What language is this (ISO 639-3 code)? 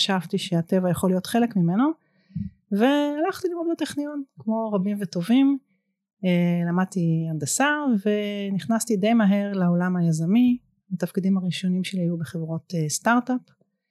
heb